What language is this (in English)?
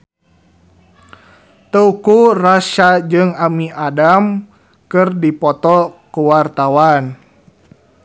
Sundanese